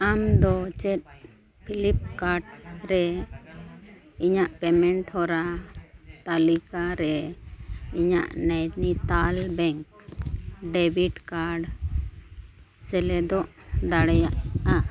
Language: Santali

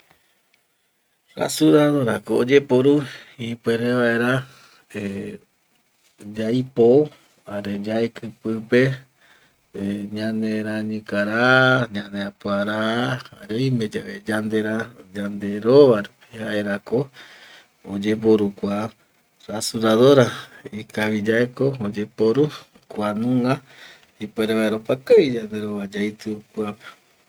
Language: Eastern Bolivian Guaraní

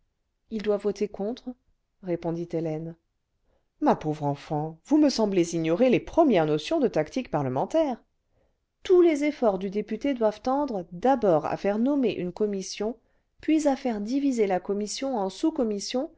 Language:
French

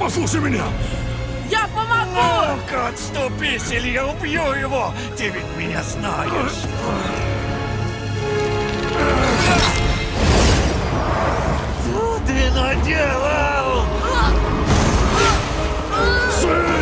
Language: Russian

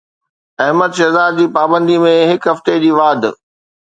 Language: Sindhi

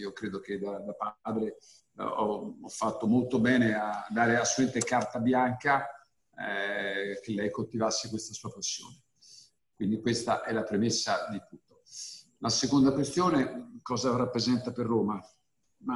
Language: Italian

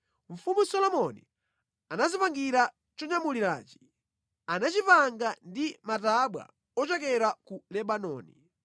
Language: Nyanja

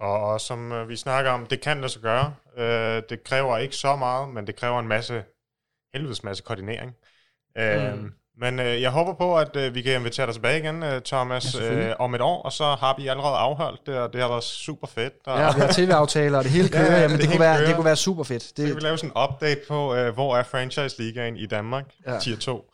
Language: Danish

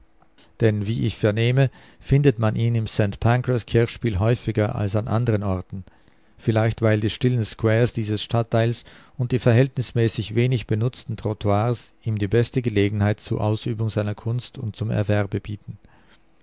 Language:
German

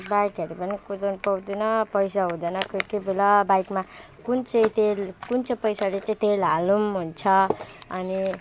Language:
Nepali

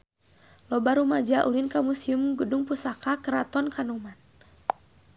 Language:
Sundanese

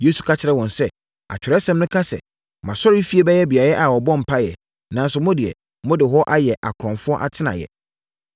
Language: Akan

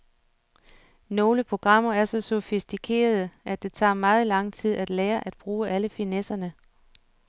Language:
Danish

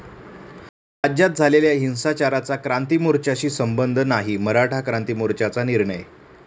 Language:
Marathi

